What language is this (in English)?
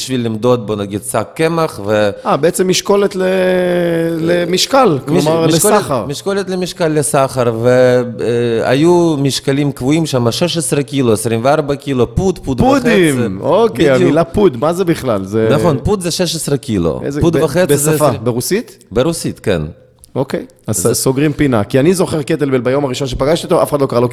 Hebrew